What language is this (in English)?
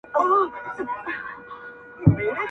Pashto